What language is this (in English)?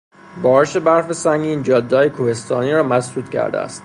Persian